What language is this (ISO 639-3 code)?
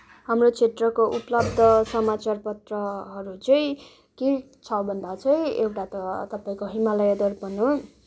nep